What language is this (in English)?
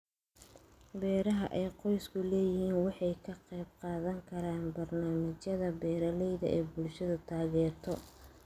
Somali